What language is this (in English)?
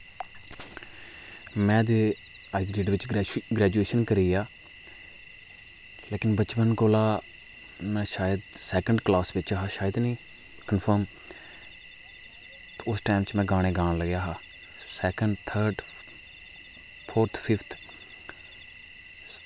Dogri